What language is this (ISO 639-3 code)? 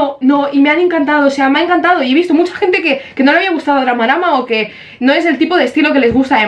spa